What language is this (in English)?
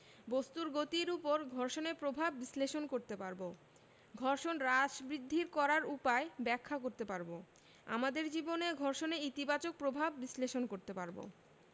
Bangla